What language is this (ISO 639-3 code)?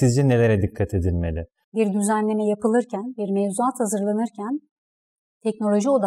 tur